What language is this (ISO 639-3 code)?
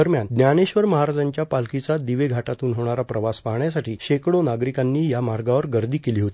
mar